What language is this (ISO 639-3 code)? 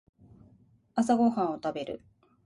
jpn